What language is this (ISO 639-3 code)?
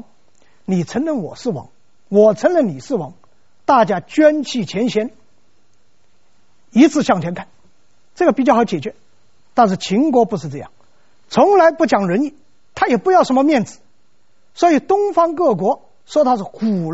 zho